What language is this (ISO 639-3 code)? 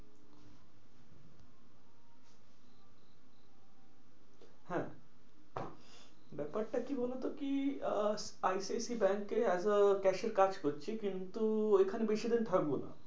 ben